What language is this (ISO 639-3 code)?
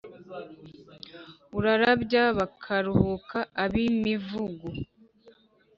kin